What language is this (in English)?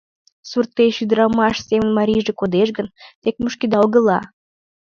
Mari